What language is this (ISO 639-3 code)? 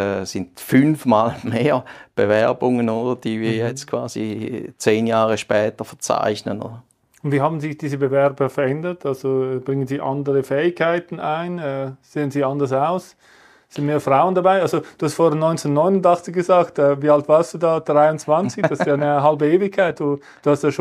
deu